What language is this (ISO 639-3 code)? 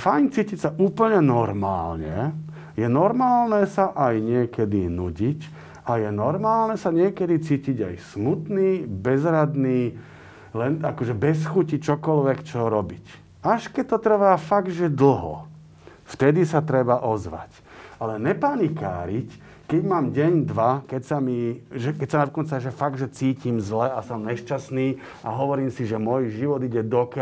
slk